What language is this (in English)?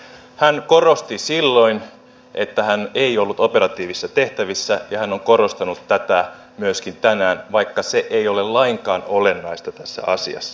Finnish